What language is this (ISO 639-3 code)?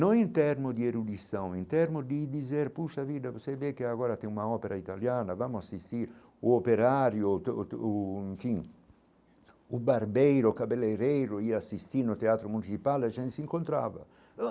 por